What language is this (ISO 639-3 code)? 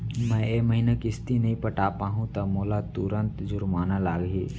hne